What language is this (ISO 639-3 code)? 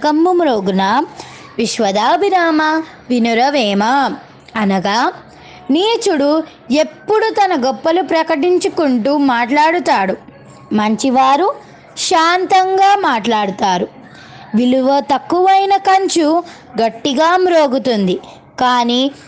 tel